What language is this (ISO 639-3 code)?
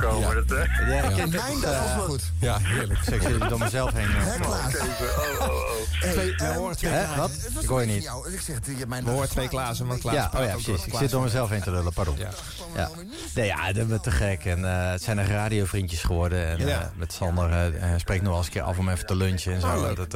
nld